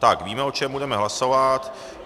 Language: Czech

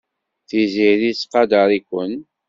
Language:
Kabyle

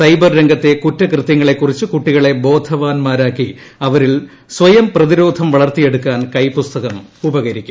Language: Malayalam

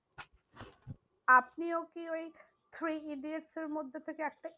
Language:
Bangla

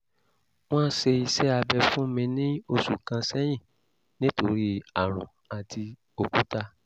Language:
Yoruba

